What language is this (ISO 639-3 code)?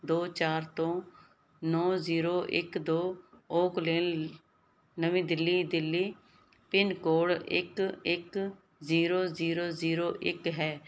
pan